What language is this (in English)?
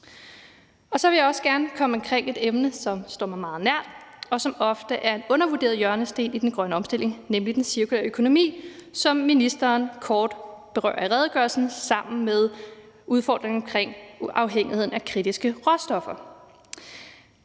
Danish